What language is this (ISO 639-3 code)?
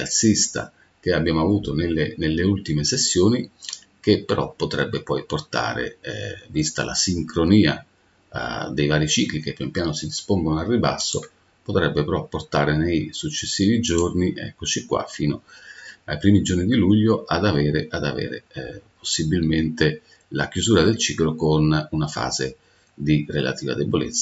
ita